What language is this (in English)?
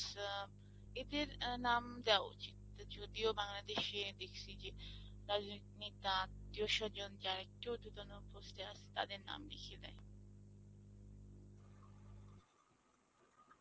Bangla